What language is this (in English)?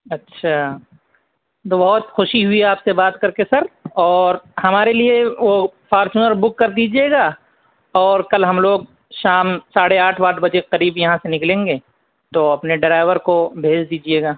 Urdu